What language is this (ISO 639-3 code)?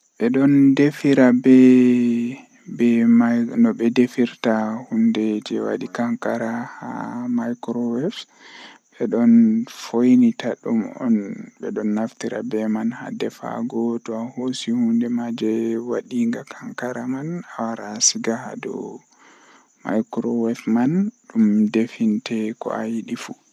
fuh